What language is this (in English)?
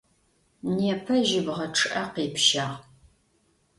Adyghe